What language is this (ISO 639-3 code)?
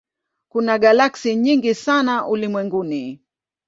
swa